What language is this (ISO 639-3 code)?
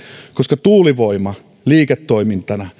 fin